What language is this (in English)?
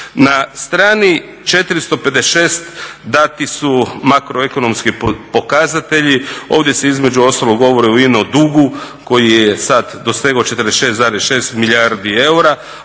Croatian